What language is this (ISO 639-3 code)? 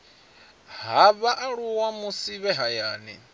ven